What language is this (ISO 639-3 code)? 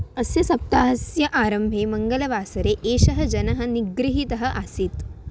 san